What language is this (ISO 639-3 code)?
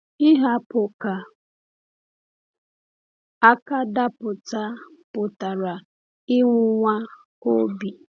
ibo